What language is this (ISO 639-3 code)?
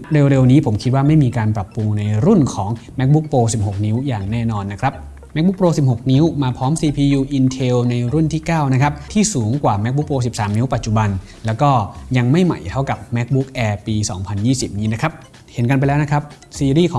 tha